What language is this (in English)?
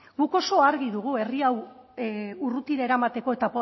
Basque